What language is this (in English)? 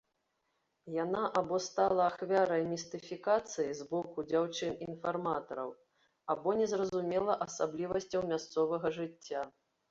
Belarusian